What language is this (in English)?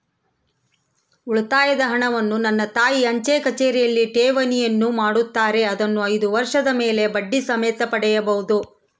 Kannada